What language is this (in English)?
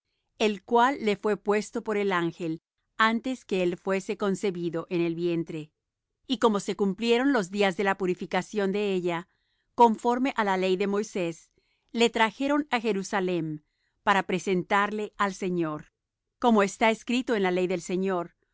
Spanish